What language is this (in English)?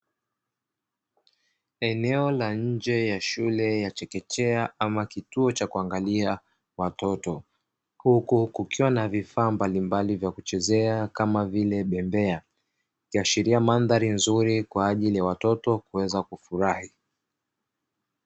Swahili